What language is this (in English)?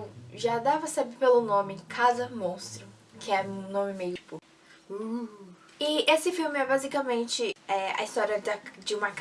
Portuguese